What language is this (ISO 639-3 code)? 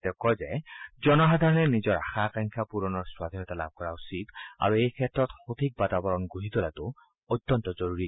asm